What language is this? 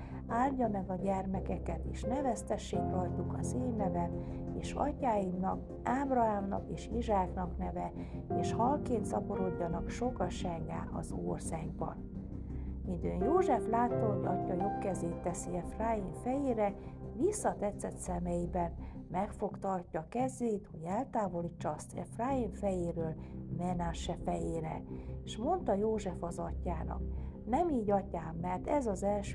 Hungarian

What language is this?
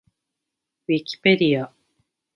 Japanese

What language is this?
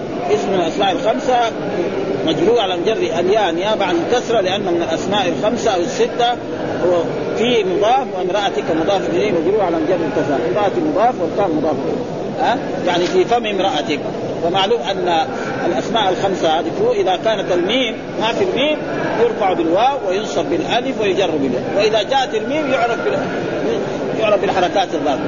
Arabic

